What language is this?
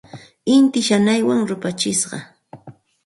Santa Ana de Tusi Pasco Quechua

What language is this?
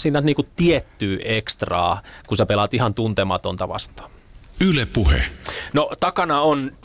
Finnish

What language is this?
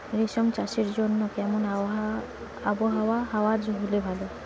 Bangla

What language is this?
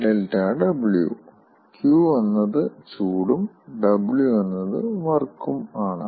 Malayalam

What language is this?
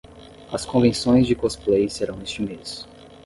Portuguese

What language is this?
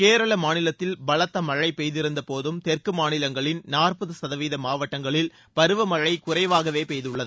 Tamil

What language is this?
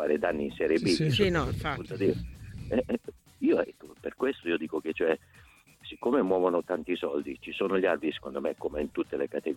Italian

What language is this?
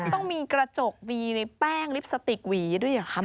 Thai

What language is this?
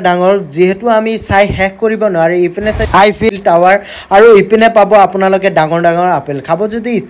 Bangla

